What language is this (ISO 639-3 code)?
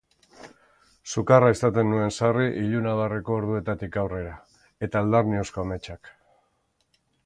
eus